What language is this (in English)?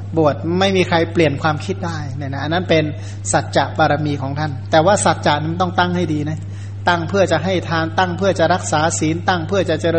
Thai